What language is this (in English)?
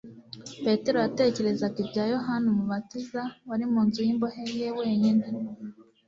Kinyarwanda